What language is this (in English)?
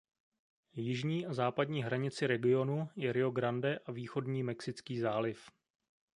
Czech